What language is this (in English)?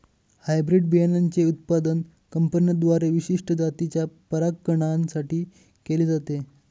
Marathi